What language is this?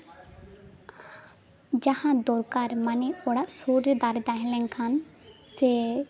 Santali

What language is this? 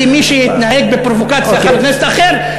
Hebrew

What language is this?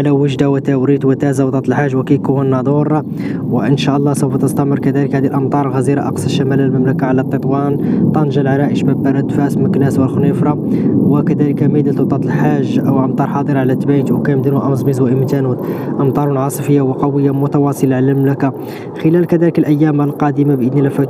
Arabic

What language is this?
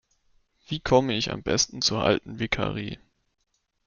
German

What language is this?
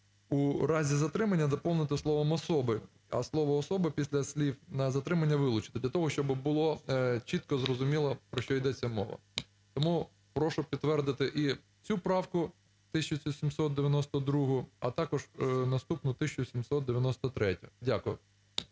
Ukrainian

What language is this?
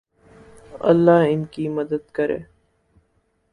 Urdu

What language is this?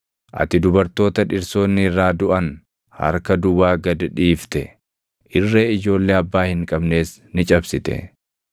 Oromo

